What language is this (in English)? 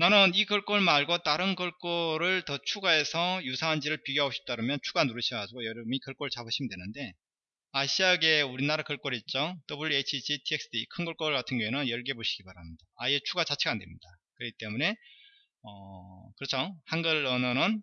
Korean